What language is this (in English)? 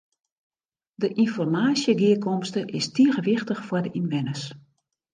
Western Frisian